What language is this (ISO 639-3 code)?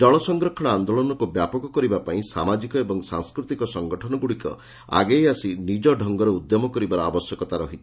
ori